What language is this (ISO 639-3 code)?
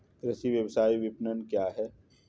hin